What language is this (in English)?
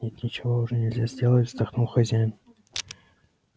Russian